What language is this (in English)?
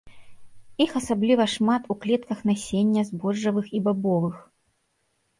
Belarusian